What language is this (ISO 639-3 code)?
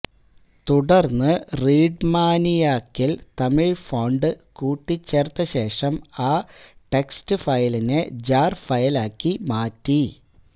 mal